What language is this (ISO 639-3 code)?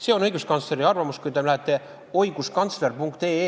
est